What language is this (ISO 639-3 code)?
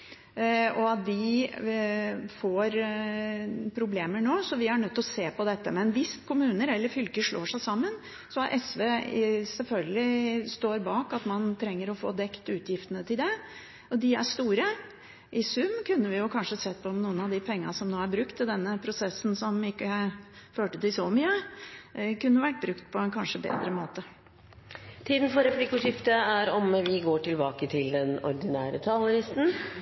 nor